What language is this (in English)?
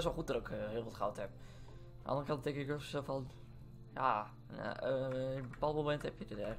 Dutch